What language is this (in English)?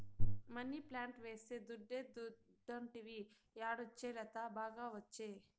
Telugu